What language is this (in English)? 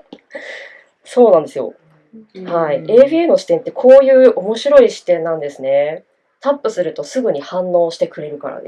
Japanese